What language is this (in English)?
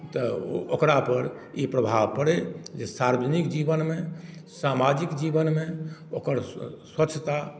Maithili